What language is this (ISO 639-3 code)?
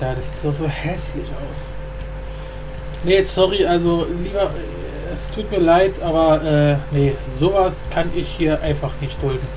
deu